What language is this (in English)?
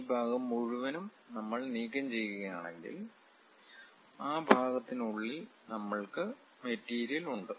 Malayalam